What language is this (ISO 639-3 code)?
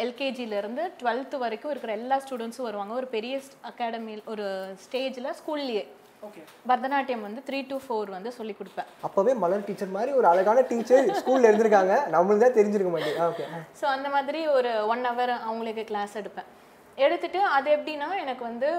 tam